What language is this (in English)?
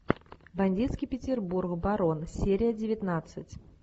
Russian